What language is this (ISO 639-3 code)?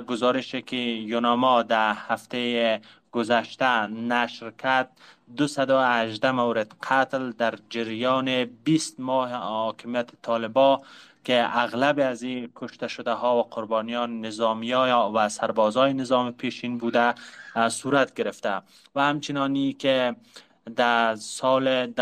fas